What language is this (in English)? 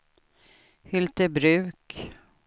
Swedish